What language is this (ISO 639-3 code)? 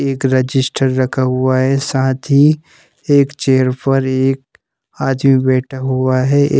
hin